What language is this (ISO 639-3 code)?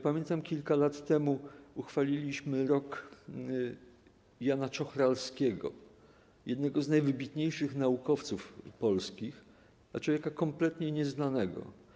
pol